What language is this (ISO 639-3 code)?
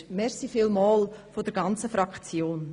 gsw